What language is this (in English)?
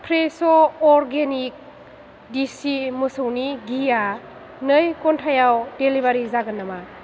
Bodo